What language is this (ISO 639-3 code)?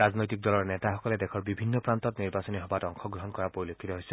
asm